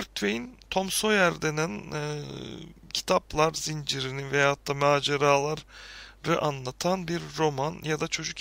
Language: Turkish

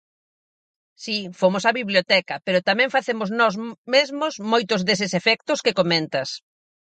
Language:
Galician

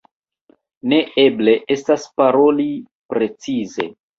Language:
Esperanto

